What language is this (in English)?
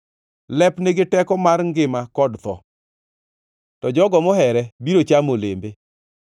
Luo (Kenya and Tanzania)